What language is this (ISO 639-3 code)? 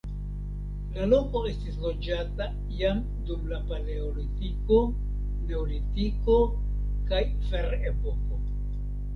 epo